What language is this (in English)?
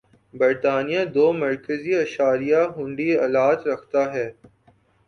Urdu